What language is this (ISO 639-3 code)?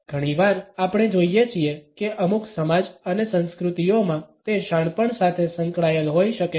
guj